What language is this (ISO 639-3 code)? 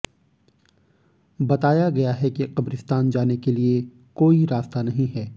hin